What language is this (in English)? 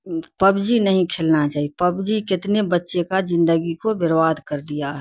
Urdu